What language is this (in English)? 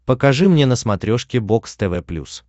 Russian